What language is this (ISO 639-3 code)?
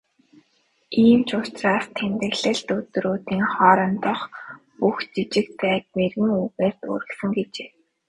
mon